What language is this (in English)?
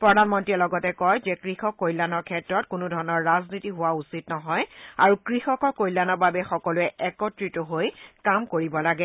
Assamese